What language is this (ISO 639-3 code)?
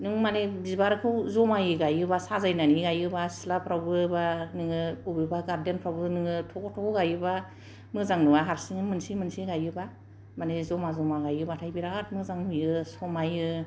brx